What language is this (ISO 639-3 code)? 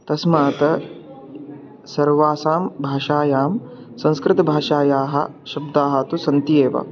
san